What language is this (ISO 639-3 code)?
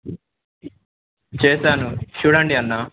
tel